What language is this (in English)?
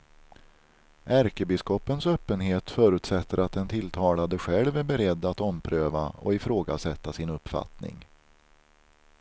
Swedish